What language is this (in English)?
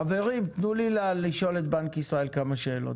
Hebrew